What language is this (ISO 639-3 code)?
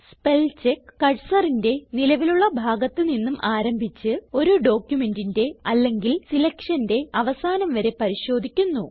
mal